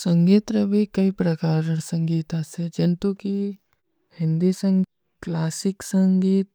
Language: Kui (India)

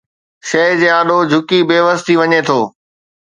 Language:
Sindhi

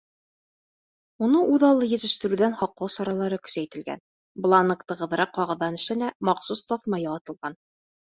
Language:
Bashkir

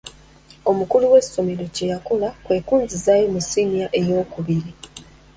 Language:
Ganda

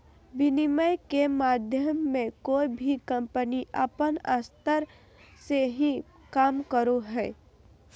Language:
Magahi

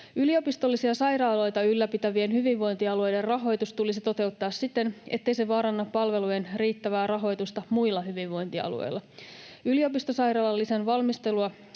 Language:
Finnish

